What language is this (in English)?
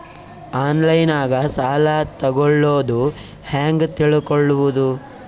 Kannada